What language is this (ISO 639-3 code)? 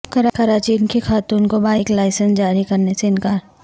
urd